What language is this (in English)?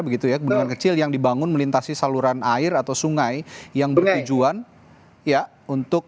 Indonesian